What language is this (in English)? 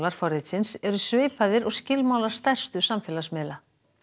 Icelandic